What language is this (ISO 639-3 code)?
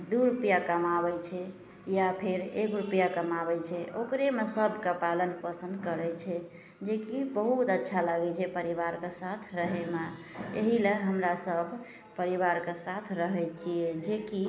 mai